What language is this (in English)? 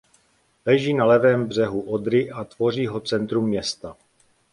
Czech